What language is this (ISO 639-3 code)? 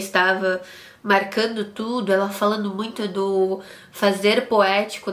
por